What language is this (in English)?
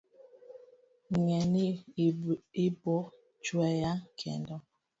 Luo (Kenya and Tanzania)